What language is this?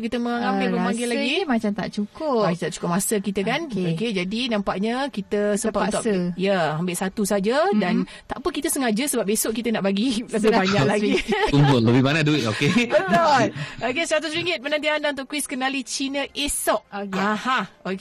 Malay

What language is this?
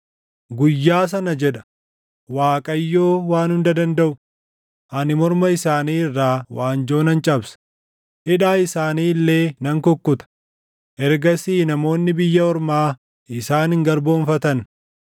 Oromo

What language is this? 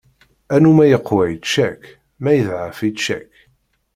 Kabyle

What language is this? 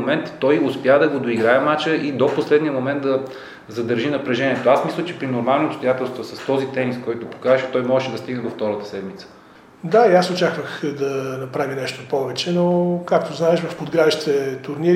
Bulgarian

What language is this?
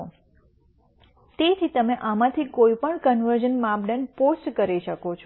Gujarati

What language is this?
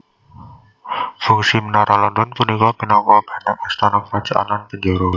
Javanese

